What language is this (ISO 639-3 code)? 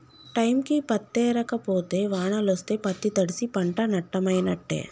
tel